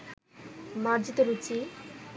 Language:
Bangla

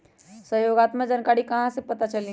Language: Magahi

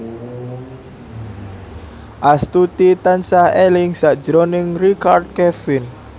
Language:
Javanese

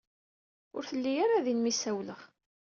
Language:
Kabyle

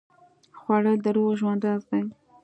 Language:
Pashto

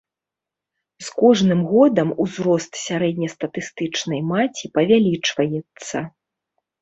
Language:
Belarusian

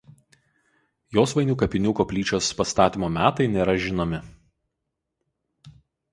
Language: Lithuanian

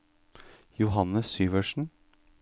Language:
Norwegian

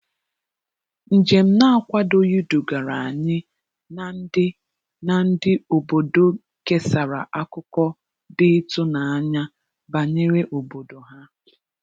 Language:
Igbo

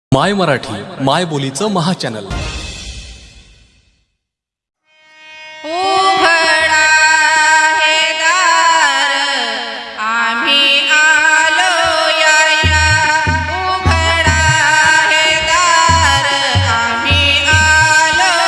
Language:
Marathi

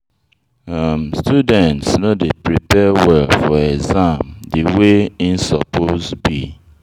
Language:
Nigerian Pidgin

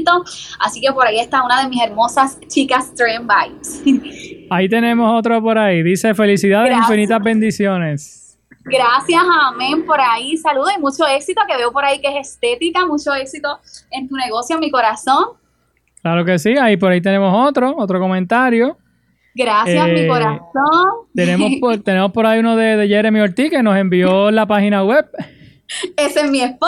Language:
Spanish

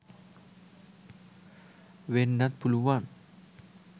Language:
Sinhala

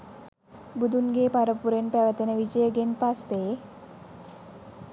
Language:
Sinhala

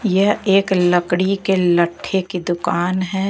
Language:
Hindi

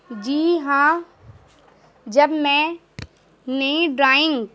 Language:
Urdu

